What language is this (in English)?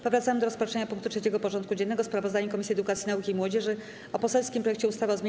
Polish